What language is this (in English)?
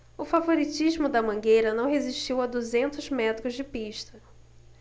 Portuguese